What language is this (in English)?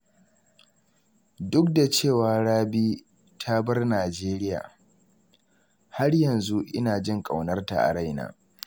Hausa